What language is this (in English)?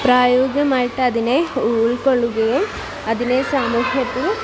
Malayalam